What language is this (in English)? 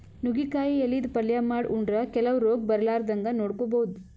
Kannada